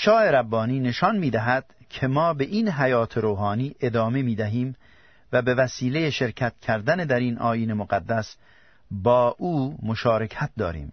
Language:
Persian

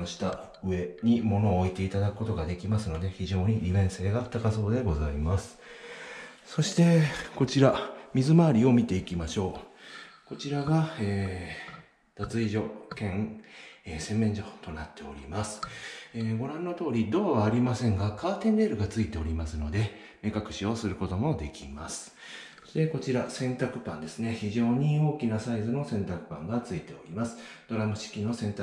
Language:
Japanese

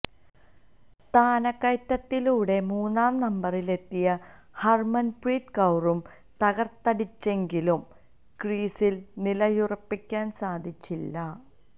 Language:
Malayalam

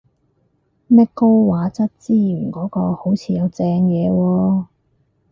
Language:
Cantonese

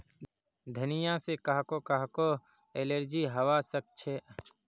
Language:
Magahi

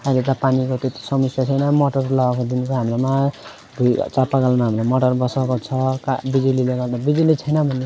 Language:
Nepali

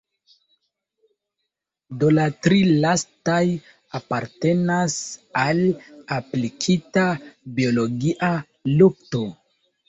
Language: Esperanto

